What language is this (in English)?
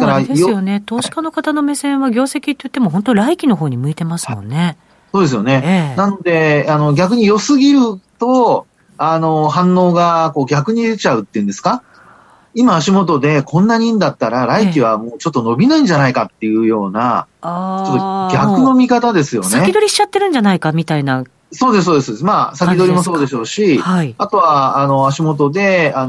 Japanese